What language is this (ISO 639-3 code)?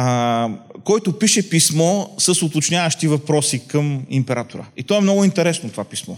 bul